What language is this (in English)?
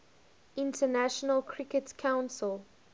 English